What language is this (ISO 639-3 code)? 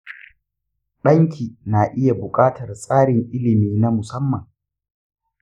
hau